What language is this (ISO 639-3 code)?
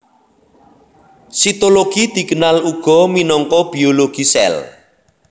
jav